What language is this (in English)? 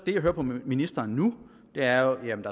Danish